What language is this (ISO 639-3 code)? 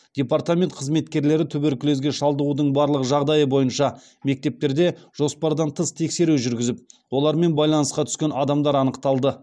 kaz